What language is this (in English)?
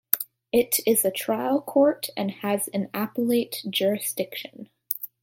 English